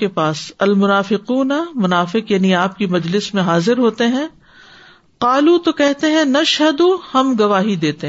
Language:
Urdu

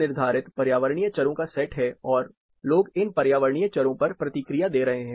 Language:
Hindi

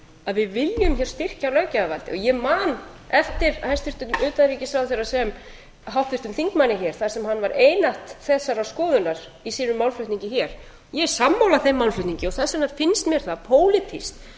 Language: Icelandic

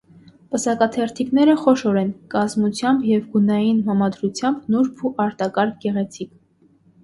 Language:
Armenian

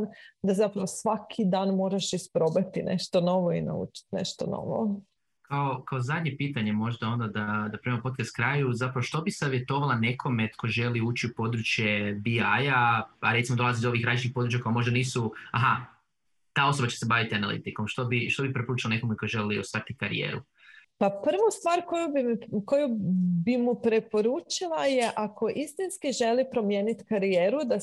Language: Croatian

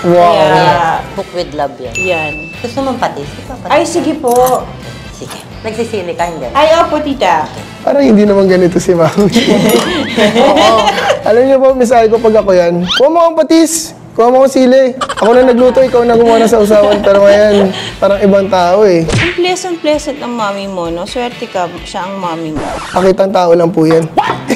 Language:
Filipino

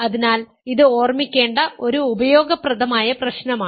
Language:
Malayalam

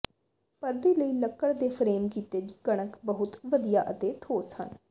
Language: Punjabi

